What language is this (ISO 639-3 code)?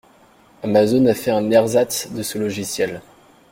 fra